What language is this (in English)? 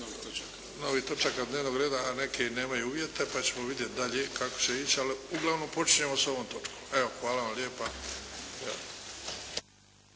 Croatian